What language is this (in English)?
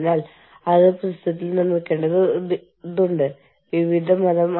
Malayalam